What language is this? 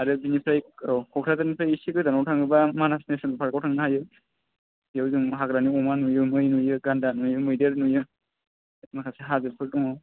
Bodo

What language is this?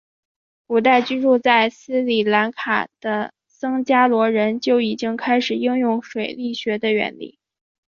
Chinese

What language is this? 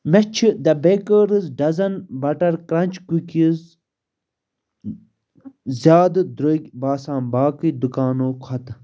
Kashmiri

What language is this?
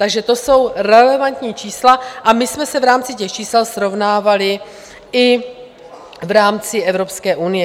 Czech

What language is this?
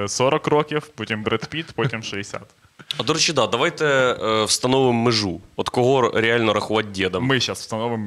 Ukrainian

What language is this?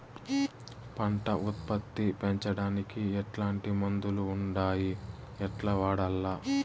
Telugu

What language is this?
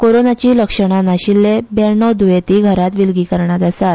Konkani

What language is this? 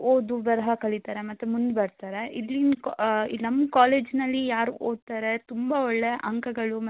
Kannada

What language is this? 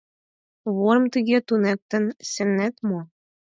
Mari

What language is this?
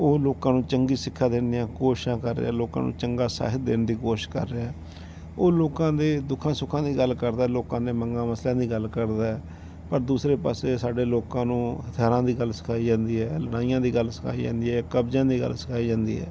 Punjabi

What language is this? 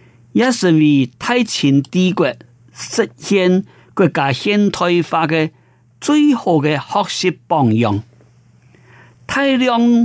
Chinese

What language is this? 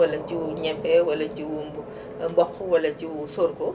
Wolof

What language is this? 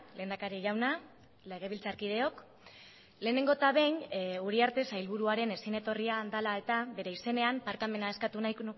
Basque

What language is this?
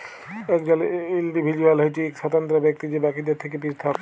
Bangla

